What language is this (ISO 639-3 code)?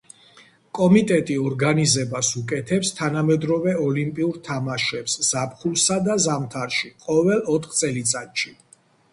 kat